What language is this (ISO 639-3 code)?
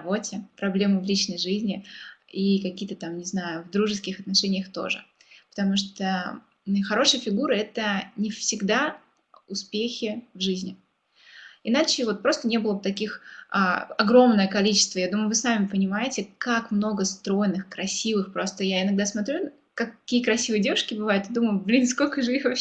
rus